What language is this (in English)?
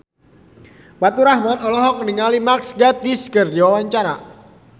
Sundanese